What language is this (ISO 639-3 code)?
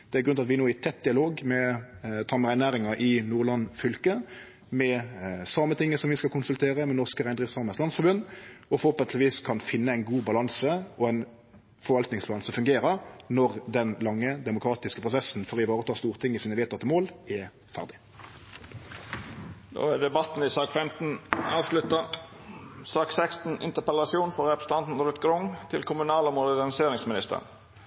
nno